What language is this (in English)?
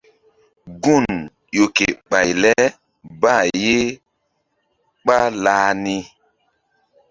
Mbum